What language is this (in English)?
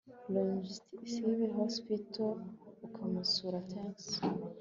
Kinyarwanda